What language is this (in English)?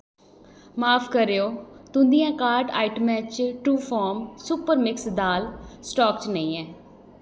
Dogri